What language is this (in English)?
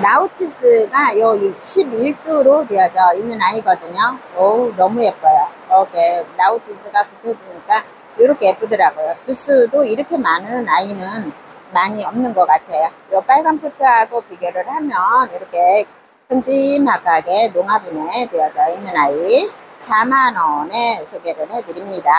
Korean